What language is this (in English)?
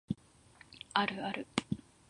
Japanese